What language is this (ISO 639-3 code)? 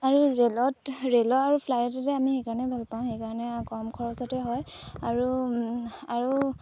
asm